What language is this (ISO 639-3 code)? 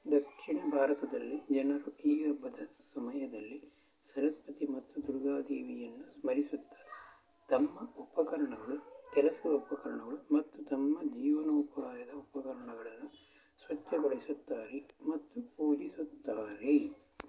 kan